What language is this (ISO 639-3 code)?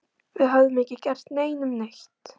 isl